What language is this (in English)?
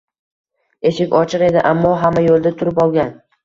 Uzbek